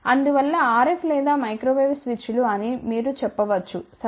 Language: Telugu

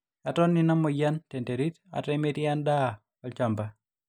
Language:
Masai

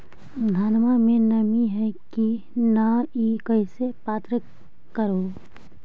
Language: Magahi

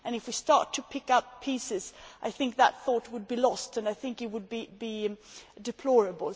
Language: English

